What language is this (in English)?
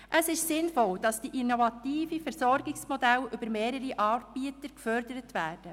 Swiss German